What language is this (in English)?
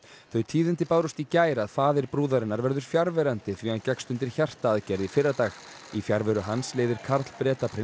Icelandic